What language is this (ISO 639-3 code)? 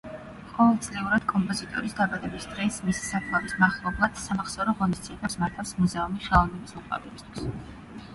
kat